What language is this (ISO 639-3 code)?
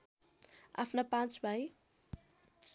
nep